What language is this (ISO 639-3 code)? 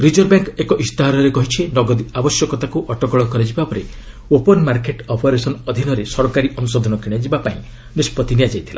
ori